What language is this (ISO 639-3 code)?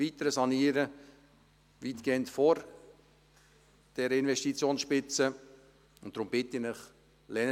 gsw